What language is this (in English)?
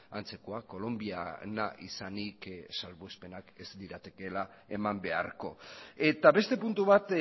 Basque